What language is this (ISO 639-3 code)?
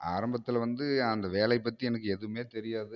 tam